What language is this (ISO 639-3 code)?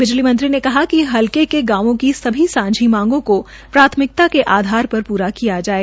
hin